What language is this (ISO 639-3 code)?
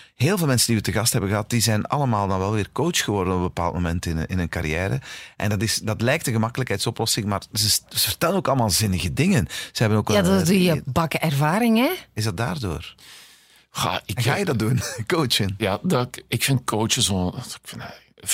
nld